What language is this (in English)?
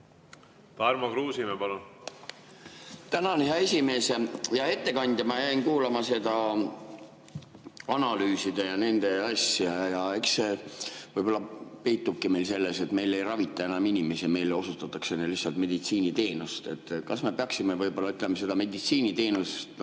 Estonian